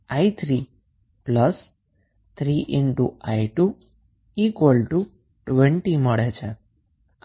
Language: Gujarati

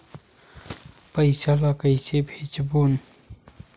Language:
Chhattisgarhi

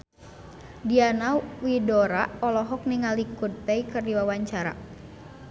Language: Sundanese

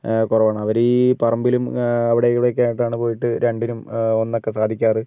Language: Malayalam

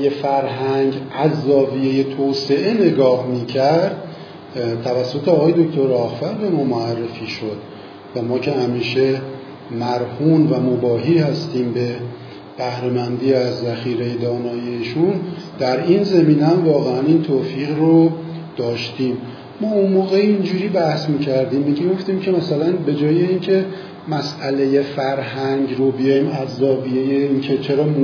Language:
Persian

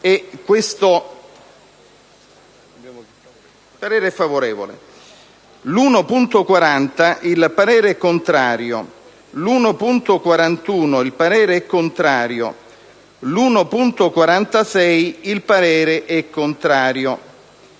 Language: Italian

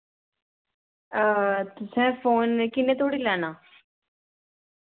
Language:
Dogri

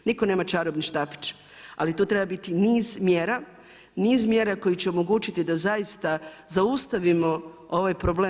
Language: Croatian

